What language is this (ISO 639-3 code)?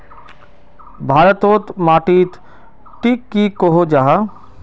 mag